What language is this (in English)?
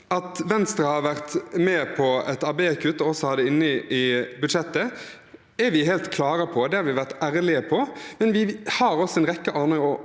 Norwegian